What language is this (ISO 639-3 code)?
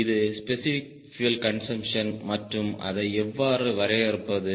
tam